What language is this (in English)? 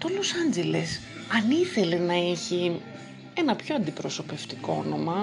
Greek